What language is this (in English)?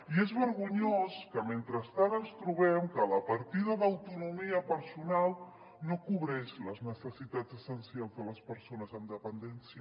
Catalan